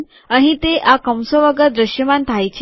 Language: Gujarati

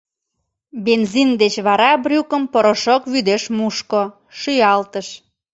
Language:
Mari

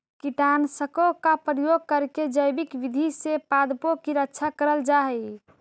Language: Magahi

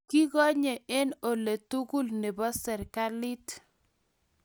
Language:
Kalenjin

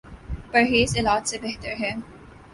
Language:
Urdu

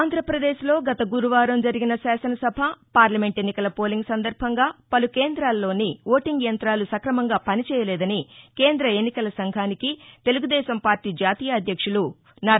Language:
Telugu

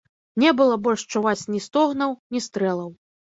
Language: Belarusian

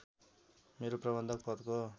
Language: Nepali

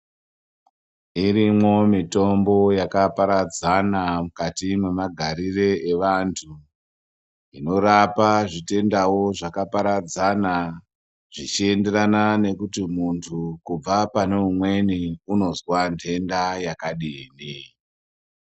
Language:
Ndau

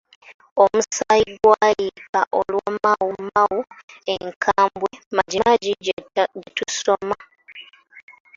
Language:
Ganda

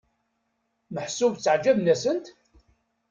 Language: Kabyle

